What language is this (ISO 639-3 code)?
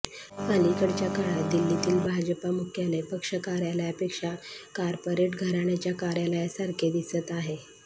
mar